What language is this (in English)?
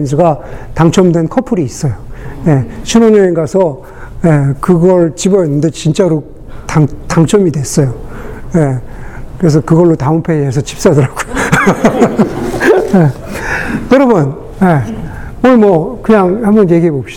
Korean